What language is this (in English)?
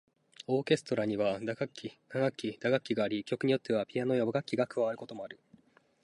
Japanese